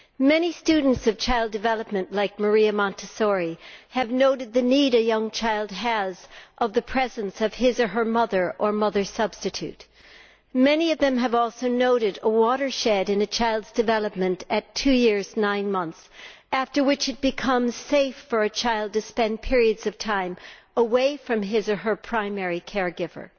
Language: English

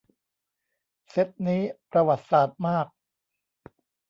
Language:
Thai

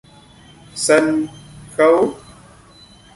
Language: Vietnamese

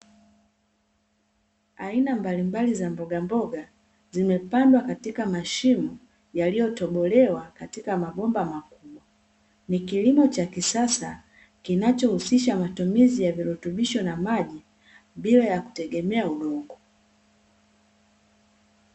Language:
Swahili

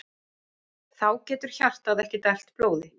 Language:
Icelandic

